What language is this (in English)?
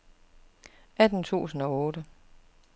Danish